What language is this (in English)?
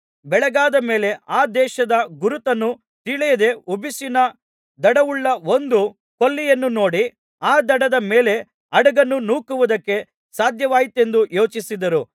Kannada